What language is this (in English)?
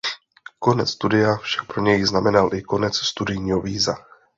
Czech